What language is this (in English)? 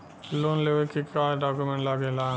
Bhojpuri